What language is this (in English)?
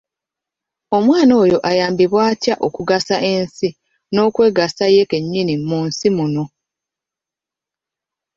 Ganda